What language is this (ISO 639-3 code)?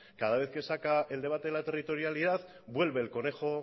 spa